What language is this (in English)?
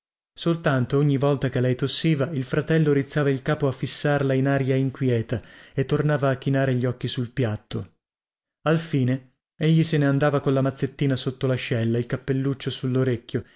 Italian